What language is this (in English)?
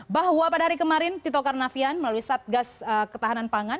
Indonesian